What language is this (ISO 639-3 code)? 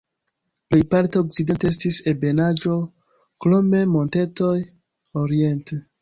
epo